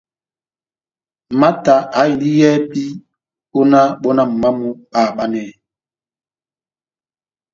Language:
Batanga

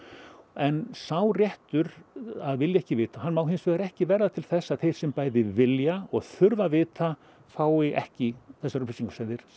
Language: Icelandic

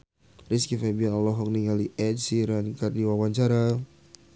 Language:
Sundanese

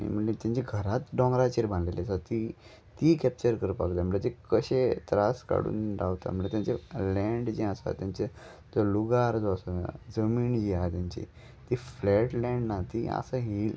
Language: Konkani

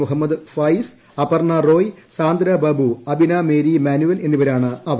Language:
Malayalam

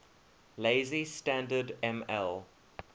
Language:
English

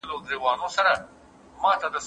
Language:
Pashto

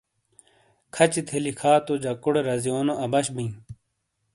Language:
Shina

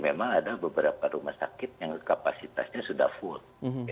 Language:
Indonesian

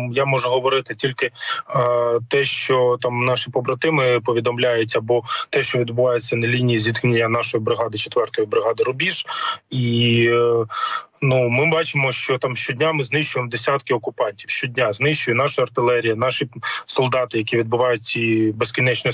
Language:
Ukrainian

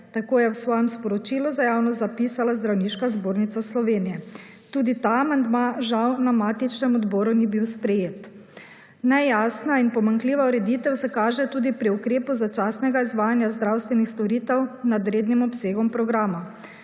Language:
Slovenian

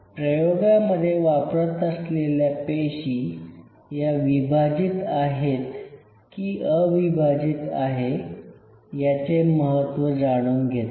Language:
Marathi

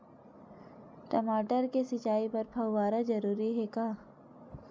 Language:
Chhattisgarhi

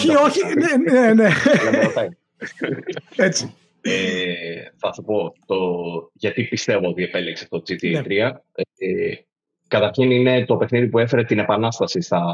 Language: Greek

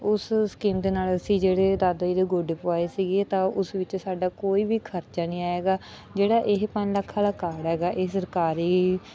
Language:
Punjabi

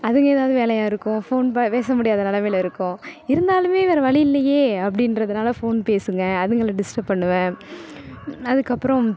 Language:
Tamil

